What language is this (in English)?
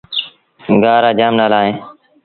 Sindhi Bhil